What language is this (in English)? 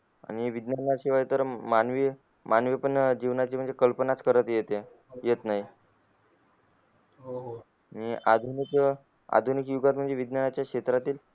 Marathi